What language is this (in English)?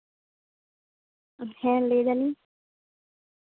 Santali